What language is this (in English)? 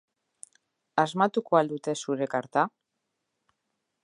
Basque